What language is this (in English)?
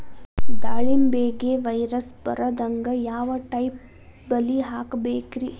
Kannada